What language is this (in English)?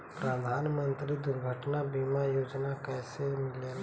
Bhojpuri